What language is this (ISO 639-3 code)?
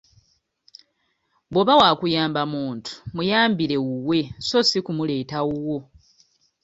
lug